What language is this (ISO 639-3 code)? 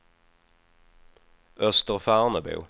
swe